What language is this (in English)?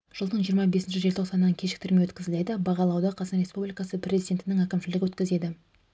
Kazakh